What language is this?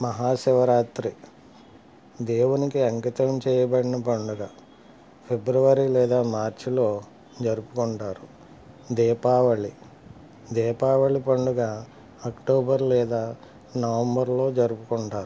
Telugu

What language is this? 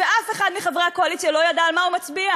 Hebrew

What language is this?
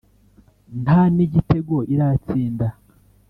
Kinyarwanda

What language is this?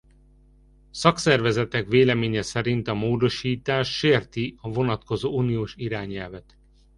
Hungarian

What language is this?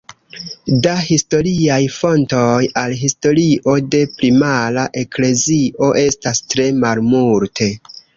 Esperanto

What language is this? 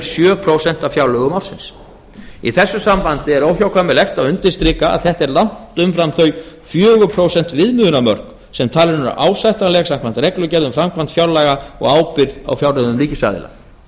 Icelandic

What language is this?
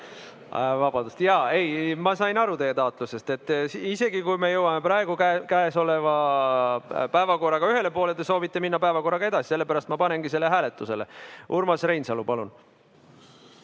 Estonian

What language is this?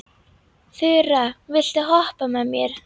Icelandic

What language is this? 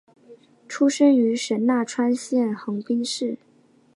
Chinese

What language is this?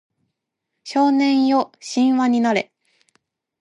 Japanese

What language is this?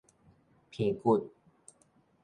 Min Nan Chinese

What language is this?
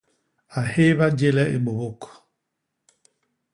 Basaa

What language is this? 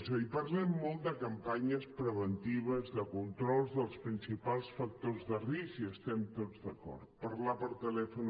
Catalan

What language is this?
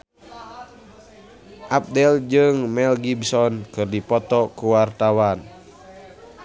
Sundanese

